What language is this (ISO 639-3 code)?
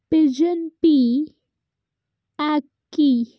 pan